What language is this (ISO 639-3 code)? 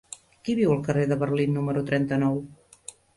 cat